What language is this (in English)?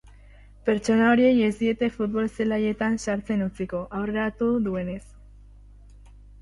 Basque